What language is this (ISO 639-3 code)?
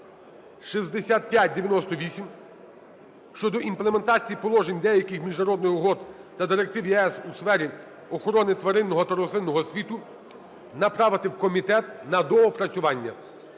ukr